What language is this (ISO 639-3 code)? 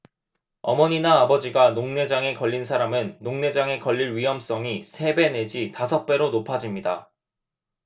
kor